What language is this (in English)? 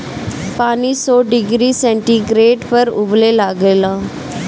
Bhojpuri